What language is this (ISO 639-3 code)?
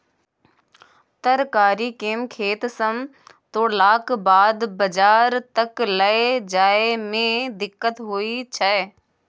mai